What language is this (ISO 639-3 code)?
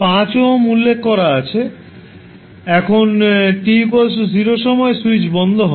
ben